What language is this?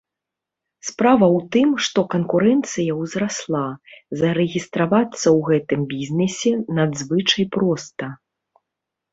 Belarusian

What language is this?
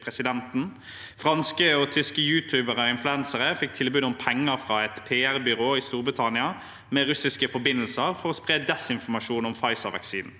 Norwegian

